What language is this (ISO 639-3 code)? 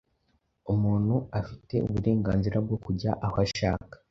kin